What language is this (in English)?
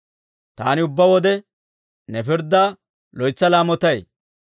Dawro